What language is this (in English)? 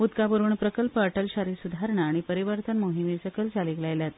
Konkani